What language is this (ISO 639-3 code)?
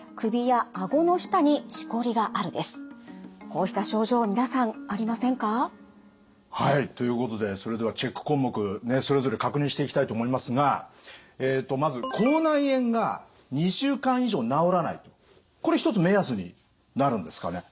jpn